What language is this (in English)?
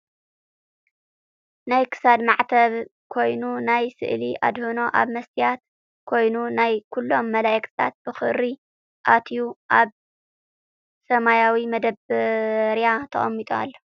Tigrinya